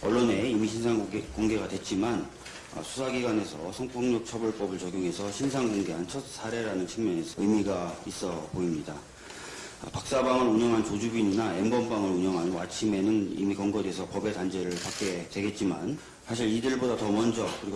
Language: Korean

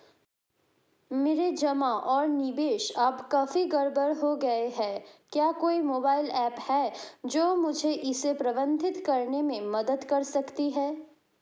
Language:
Hindi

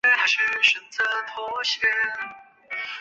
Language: Chinese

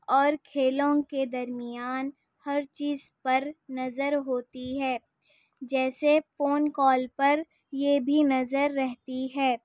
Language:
Urdu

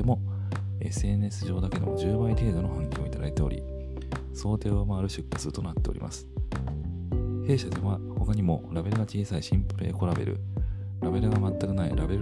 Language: Japanese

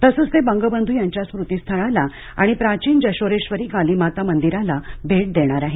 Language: Marathi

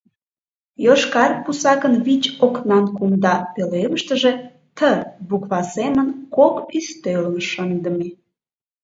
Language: Mari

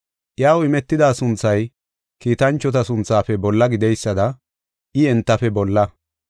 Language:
Gofa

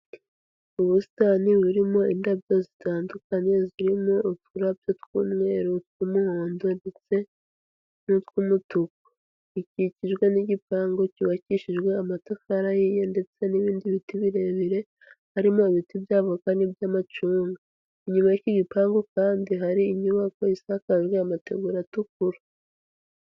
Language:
Kinyarwanda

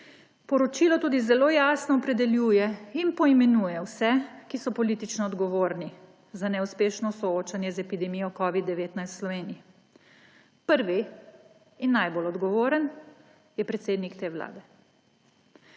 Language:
Slovenian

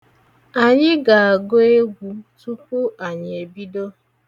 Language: Igbo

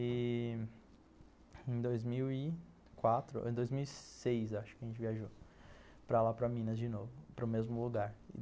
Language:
Portuguese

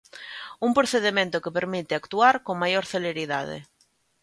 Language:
Galician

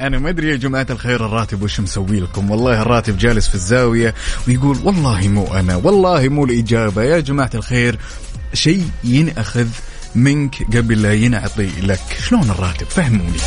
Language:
Arabic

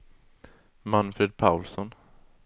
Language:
Swedish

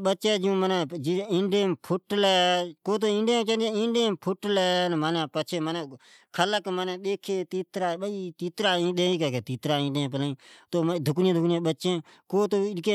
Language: Od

